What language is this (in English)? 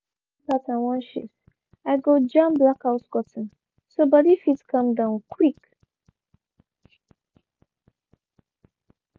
Nigerian Pidgin